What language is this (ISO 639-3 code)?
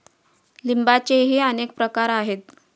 mar